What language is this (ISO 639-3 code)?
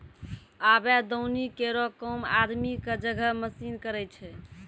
mai